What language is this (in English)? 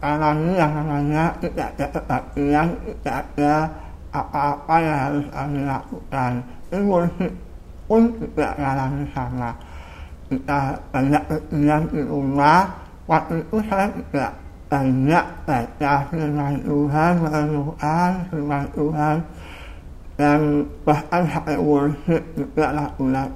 Indonesian